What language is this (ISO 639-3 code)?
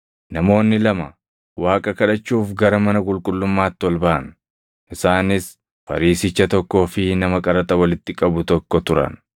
orm